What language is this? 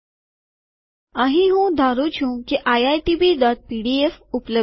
Gujarati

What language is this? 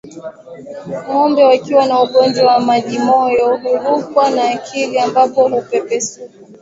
Swahili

